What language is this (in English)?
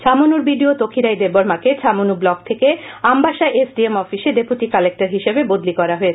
Bangla